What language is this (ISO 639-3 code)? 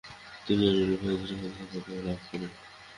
ben